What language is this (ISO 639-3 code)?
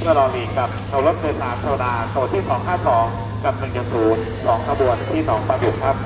tha